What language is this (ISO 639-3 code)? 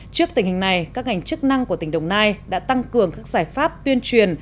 vie